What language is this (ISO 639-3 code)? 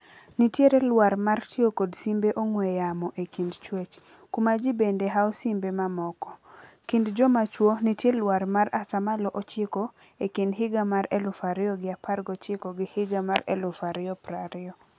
luo